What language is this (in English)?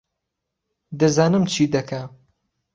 Central Kurdish